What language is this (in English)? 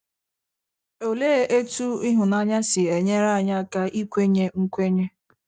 Igbo